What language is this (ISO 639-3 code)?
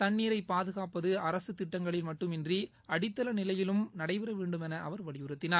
tam